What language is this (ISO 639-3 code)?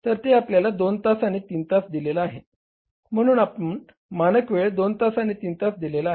mar